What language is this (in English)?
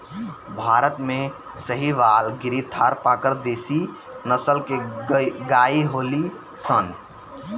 Bhojpuri